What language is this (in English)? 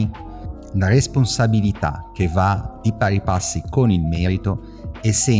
Italian